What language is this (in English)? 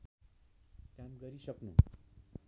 Nepali